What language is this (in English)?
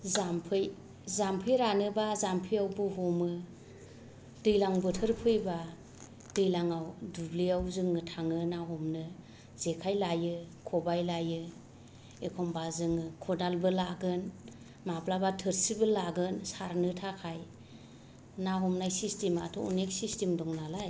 Bodo